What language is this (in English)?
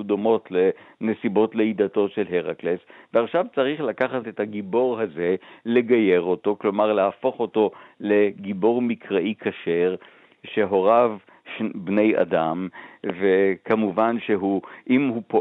Hebrew